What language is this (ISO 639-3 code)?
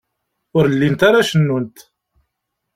kab